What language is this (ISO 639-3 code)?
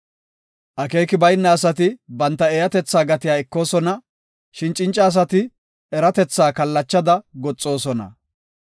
gof